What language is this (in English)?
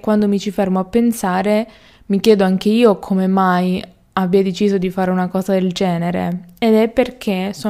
Italian